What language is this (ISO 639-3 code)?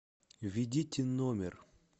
rus